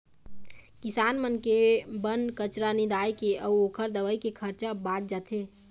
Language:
Chhattisgarhi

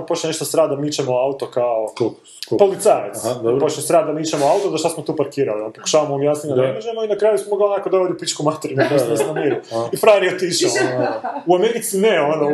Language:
Croatian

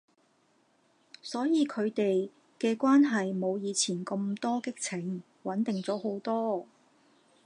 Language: Cantonese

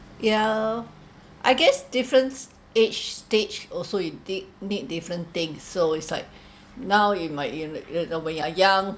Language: English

